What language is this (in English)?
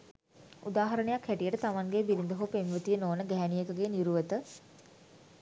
Sinhala